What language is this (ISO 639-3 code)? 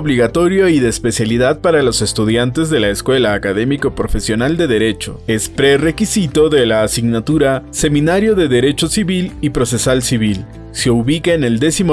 spa